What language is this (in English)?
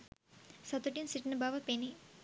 Sinhala